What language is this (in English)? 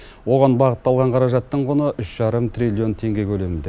Kazakh